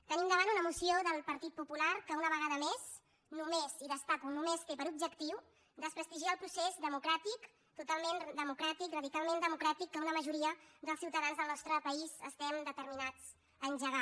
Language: Catalan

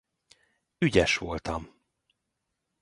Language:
Hungarian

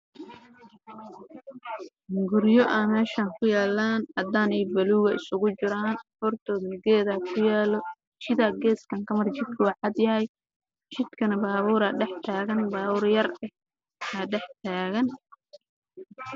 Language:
Somali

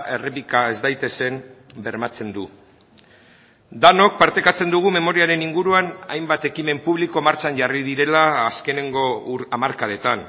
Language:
Basque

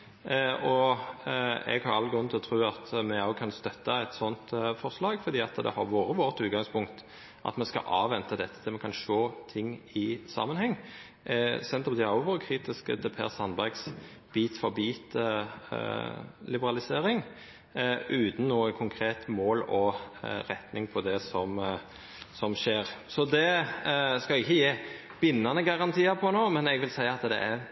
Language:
Norwegian Nynorsk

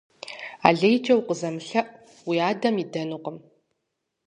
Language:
Kabardian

